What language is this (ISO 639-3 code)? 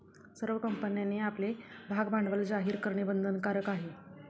mar